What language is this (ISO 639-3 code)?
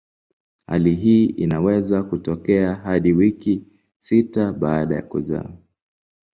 swa